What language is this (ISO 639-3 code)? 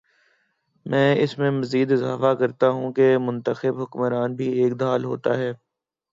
urd